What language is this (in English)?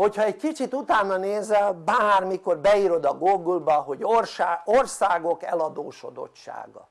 Hungarian